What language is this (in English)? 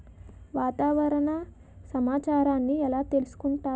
Telugu